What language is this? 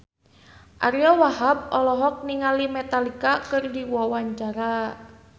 Sundanese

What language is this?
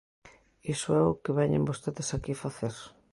Galician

